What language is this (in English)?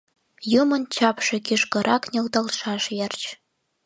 Mari